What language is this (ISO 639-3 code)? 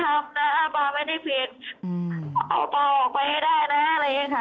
tha